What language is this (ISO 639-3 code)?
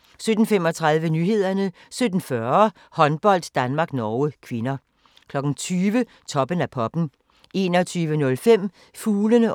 dan